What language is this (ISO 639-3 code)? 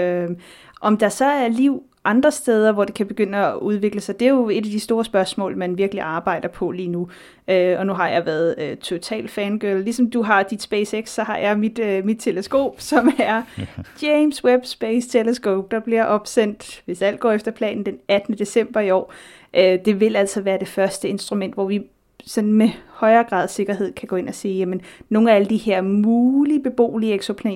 dan